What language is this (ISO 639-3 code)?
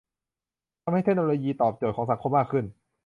tha